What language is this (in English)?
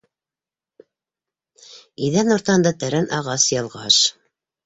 Bashkir